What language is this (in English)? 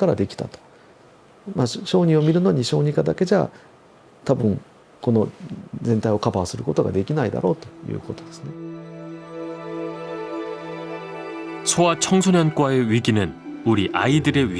Korean